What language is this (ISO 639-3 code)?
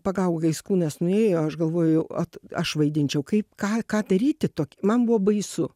lit